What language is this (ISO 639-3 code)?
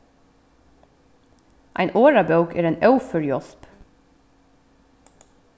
fao